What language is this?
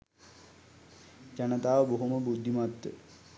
Sinhala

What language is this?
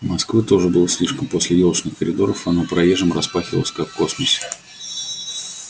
Russian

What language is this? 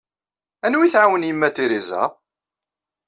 Kabyle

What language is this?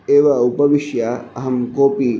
Sanskrit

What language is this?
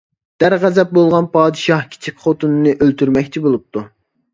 Uyghur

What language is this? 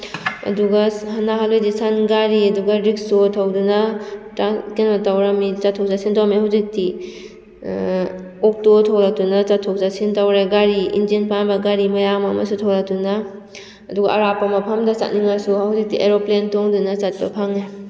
Manipuri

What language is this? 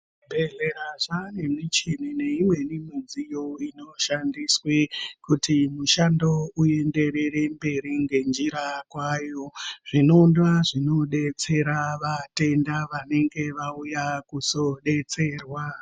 Ndau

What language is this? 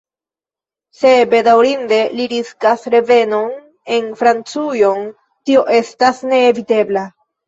Esperanto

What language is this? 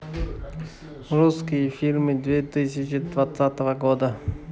Russian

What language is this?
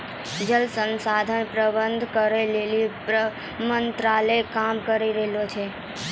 Maithili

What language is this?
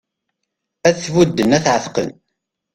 Kabyle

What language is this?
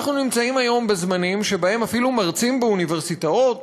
Hebrew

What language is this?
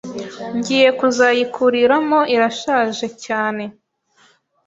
Kinyarwanda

